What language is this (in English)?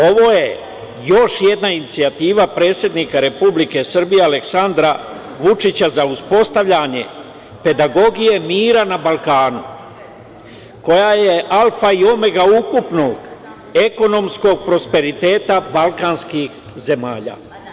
Serbian